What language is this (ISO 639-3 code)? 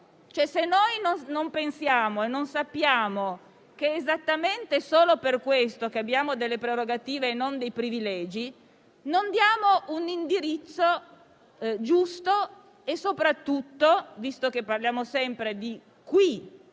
ita